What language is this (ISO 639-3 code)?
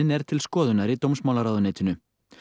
isl